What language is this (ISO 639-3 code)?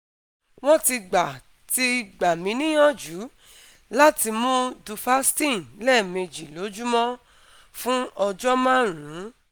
yor